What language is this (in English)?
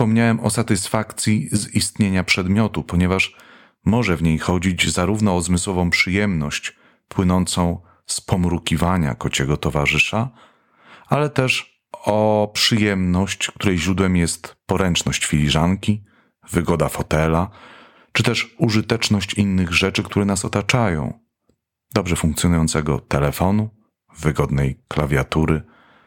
Polish